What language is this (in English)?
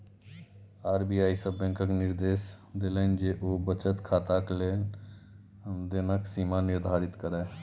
Maithili